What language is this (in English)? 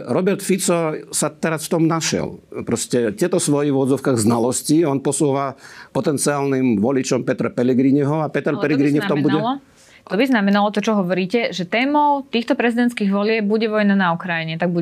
Slovak